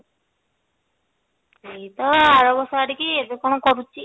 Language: Odia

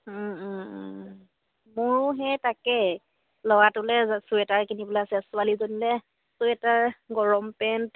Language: Assamese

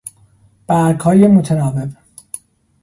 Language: Persian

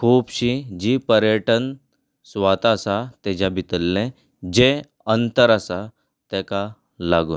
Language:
Konkani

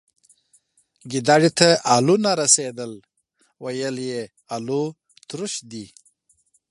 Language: Pashto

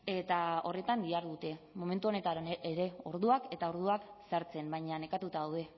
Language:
Basque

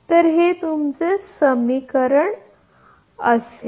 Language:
Marathi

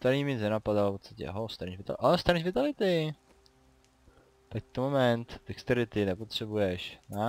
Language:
Czech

